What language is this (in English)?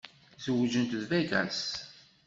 Kabyle